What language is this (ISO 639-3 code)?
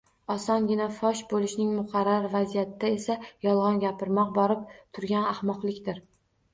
uzb